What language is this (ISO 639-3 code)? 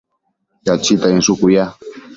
mcf